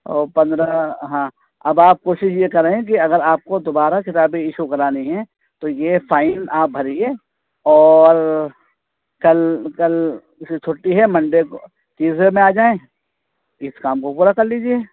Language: Urdu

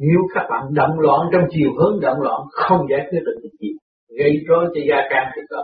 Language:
Vietnamese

